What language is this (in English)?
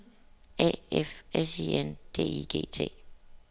Danish